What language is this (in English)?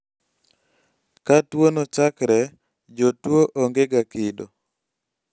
Luo (Kenya and Tanzania)